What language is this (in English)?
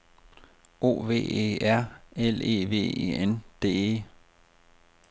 Danish